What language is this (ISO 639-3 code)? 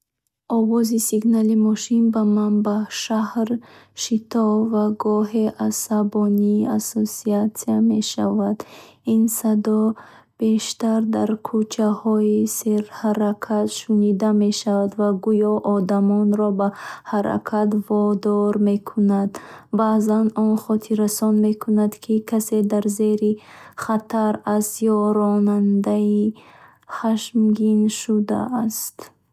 bhh